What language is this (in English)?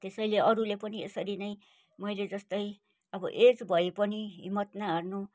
Nepali